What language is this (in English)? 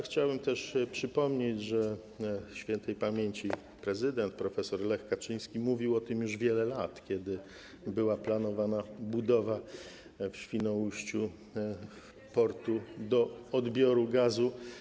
Polish